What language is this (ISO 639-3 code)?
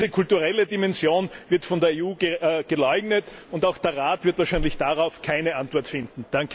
deu